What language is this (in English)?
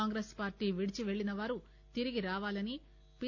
Telugu